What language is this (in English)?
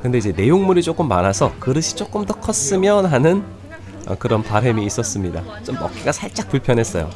Korean